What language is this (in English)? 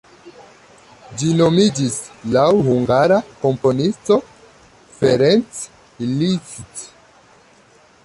Esperanto